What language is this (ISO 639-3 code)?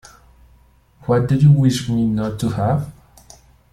eng